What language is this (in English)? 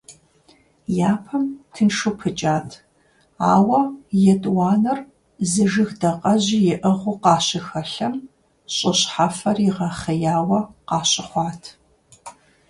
Kabardian